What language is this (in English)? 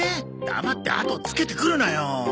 Japanese